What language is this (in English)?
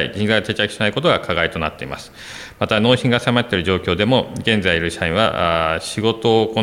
Japanese